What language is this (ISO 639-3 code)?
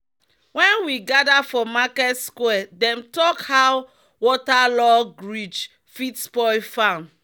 pcm